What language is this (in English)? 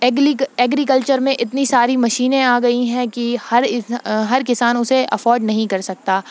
Urdu